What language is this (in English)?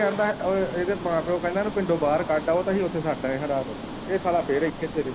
Punjabi